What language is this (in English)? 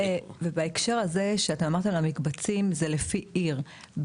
Hebrew